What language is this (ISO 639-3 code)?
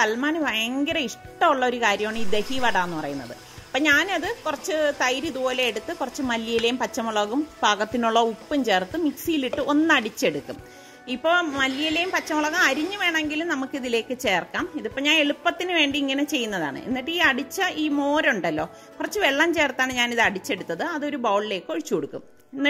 hin